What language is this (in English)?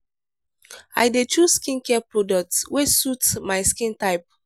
Nigerian Pidgin